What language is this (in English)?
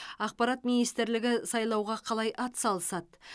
Kazakh